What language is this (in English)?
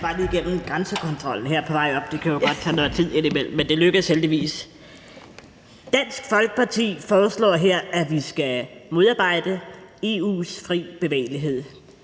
Danish